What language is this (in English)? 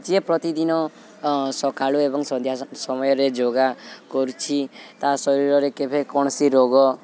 Odia